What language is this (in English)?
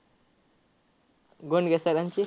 Marathi